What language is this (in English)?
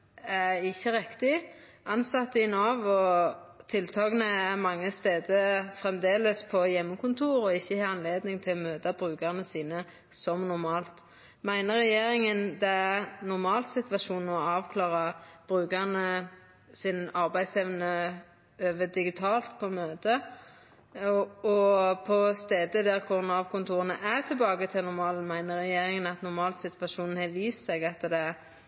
Norwegian Nynorsk